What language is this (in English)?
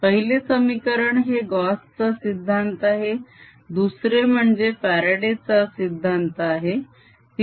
Marathi